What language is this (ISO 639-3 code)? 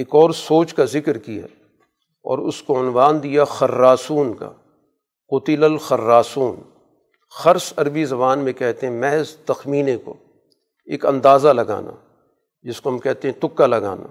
urd